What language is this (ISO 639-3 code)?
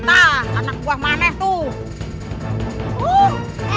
ind